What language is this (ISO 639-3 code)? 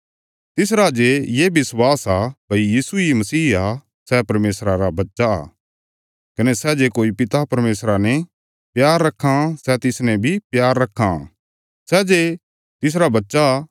kfs